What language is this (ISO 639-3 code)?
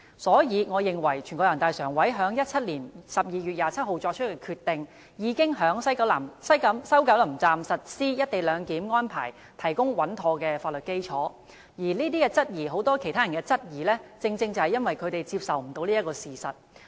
yue